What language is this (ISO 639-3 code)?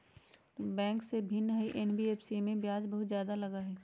mag